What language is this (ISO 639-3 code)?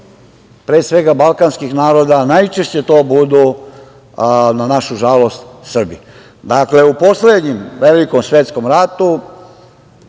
srp